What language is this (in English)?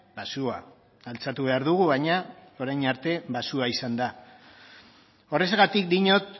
Basque